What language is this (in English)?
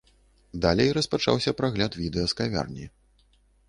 Belarusian